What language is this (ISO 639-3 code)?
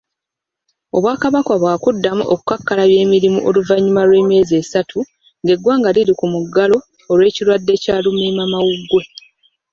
lug